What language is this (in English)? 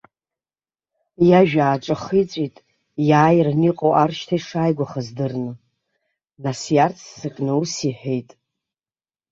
Abkhazian